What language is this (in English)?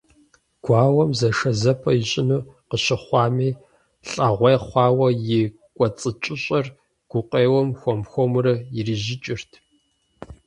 Kabardian